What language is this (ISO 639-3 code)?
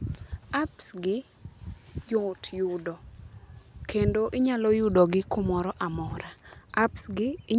luo